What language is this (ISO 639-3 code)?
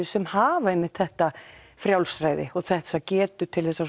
isl